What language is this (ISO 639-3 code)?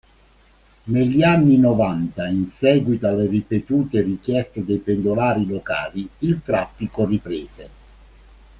ita